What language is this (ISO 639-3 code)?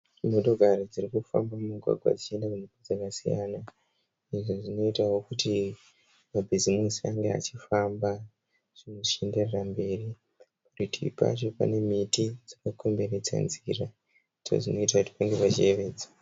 sna